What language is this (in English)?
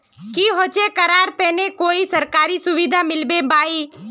Magahi